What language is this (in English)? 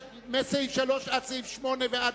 Hebrew